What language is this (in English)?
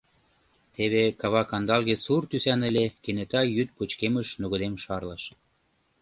Mari